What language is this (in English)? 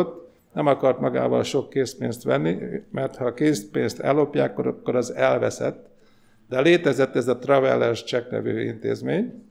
Hungarian